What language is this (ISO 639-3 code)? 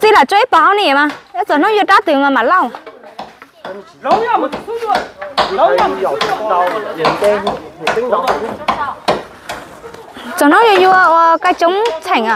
vie